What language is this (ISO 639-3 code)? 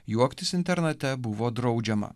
lit